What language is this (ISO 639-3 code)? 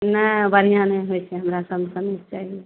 mai